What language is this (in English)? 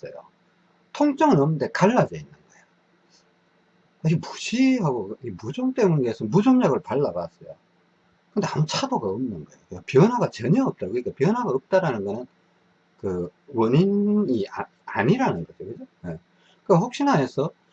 Korean